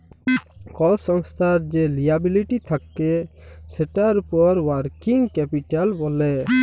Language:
Bangla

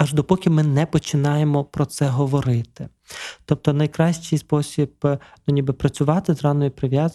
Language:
Ukrainian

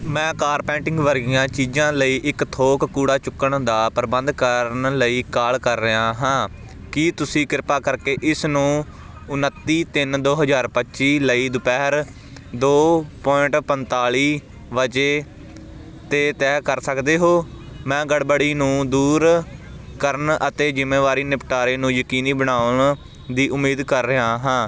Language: Punjabi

